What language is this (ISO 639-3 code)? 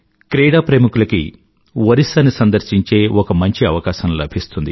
tel